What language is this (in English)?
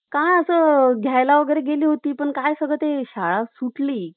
Marathi